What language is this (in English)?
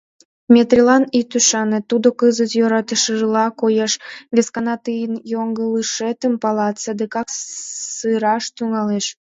Mari